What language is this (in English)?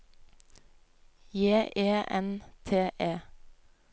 Norwegian